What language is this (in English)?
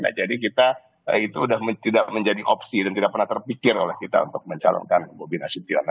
Indonesian